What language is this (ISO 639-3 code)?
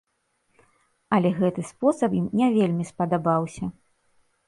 bel